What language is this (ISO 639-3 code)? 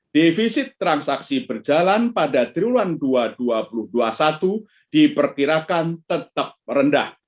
ind